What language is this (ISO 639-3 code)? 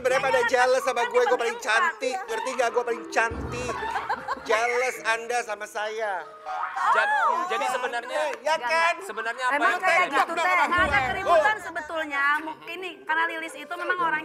ind